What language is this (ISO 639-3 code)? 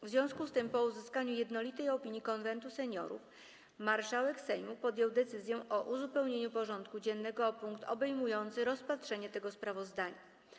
pol